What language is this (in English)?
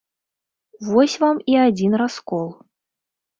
Belarusian